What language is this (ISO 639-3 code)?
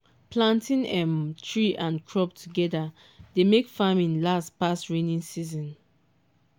pcm